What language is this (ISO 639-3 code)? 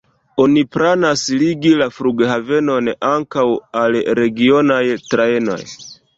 epo